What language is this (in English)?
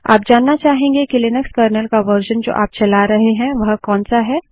Hindi